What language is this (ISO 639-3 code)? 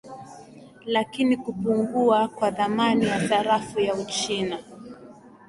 swa